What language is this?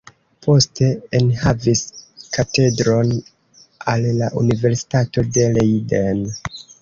Esperanto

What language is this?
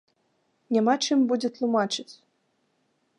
Belarusian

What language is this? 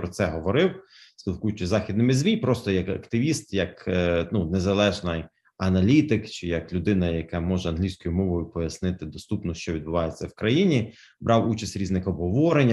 Ukrainian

